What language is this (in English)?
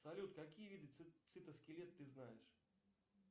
Russian